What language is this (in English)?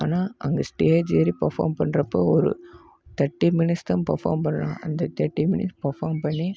Tamil